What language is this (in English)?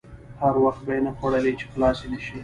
Pashto